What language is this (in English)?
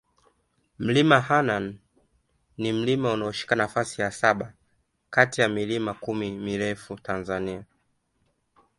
Swahili